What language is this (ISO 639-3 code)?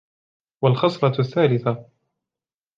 ara